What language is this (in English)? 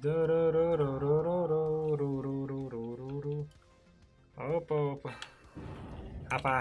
Russian